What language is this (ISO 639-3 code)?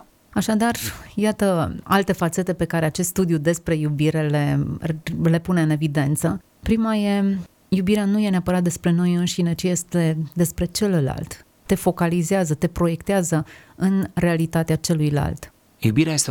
ron